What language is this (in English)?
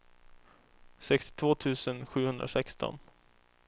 Swedish